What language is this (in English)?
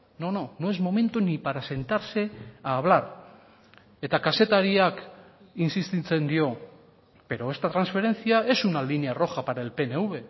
Spanish